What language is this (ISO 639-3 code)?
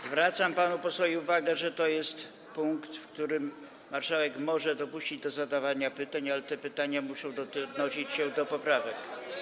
pol